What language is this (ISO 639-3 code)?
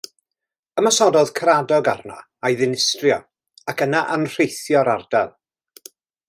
cym